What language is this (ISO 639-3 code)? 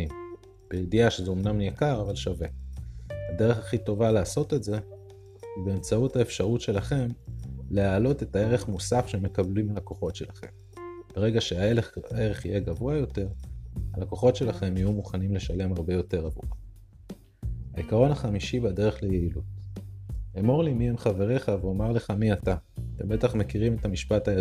heb